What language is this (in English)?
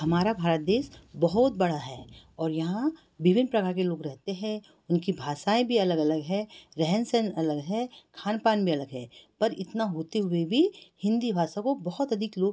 Hindi